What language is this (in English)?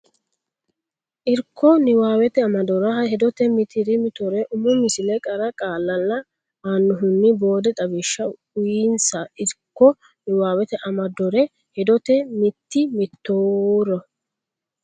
Sidamo